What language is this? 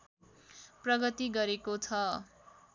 Nepali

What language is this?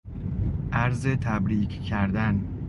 Persian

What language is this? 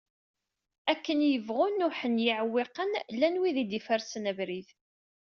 Kabyle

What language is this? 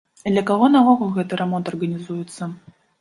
Belarusian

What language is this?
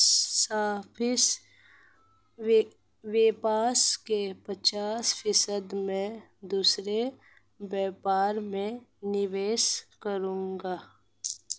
Hindi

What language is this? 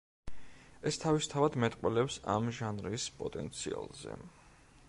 Georgian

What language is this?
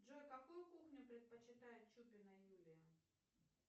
Russian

